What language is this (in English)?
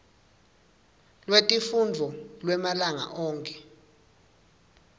Swati